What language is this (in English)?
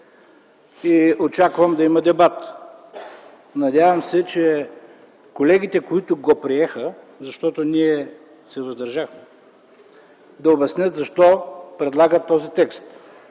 Bulgarian